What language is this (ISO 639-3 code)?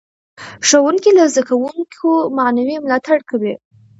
pus